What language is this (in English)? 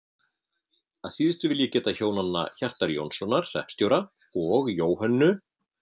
Icelandic